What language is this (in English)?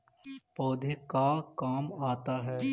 Magahi